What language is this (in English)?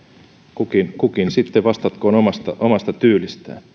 Finnish